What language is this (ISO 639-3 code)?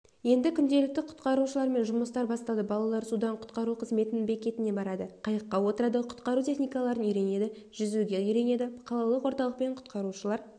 kaz